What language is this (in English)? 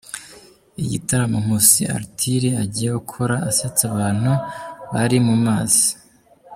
Kinyarwanda